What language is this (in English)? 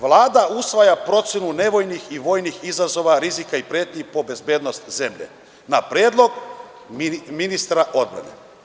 Serbian